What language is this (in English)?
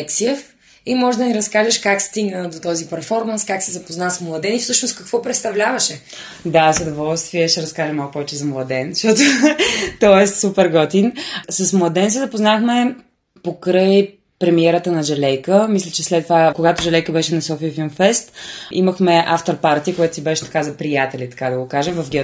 Bulgarian